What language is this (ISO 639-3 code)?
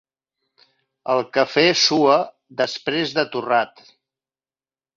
cat